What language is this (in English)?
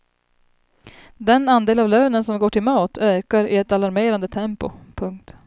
Swedish